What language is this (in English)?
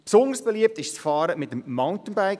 Swiss German